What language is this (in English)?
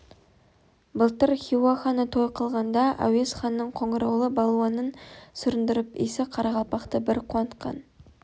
Kazakh